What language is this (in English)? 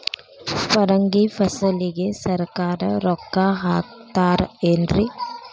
Kannada